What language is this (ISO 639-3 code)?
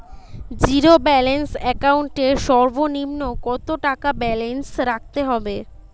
ben